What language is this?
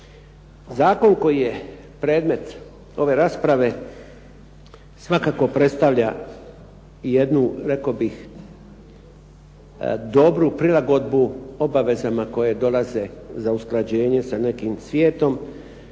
Croatian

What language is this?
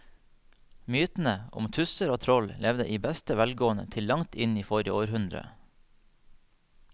Norwegian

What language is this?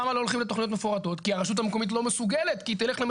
Hebrew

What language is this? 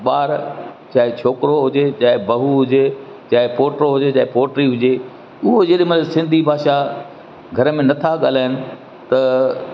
Sindhi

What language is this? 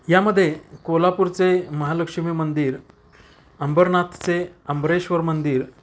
Marathi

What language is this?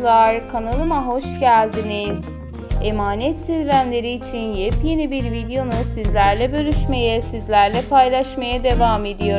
Turkish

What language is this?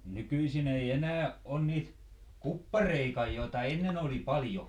Finnish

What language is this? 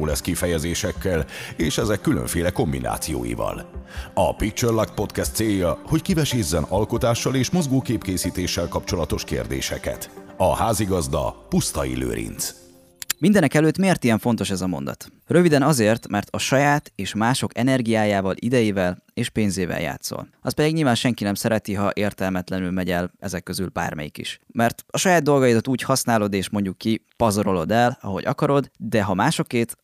Hungarian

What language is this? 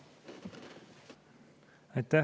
Estonian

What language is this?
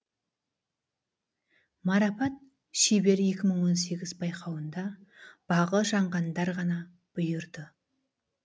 Kazakh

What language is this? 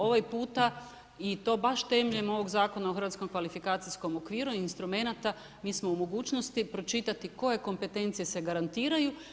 Croatian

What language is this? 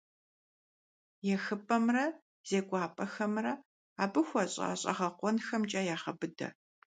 Kabardian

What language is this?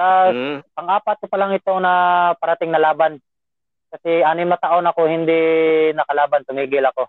Filipino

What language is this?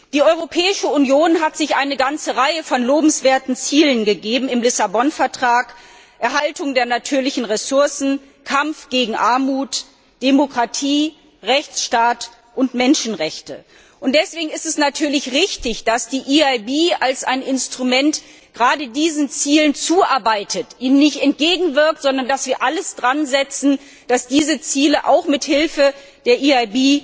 German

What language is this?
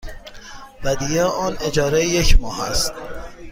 Persian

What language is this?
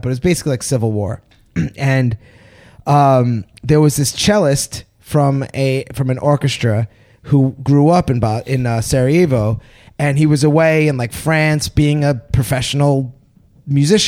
English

